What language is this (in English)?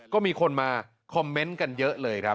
Thai